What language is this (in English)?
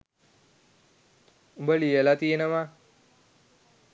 Sinhala